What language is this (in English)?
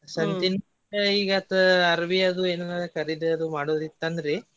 Kannada